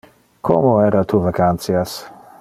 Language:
Interlingua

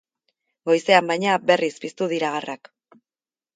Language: Basque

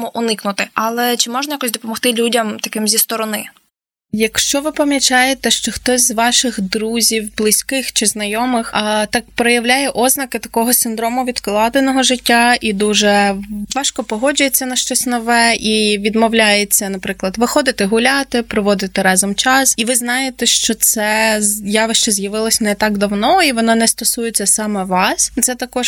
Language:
Ukrainian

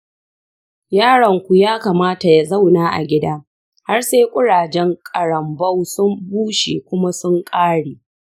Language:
Hausa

